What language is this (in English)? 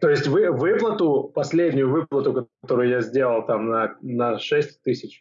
Russian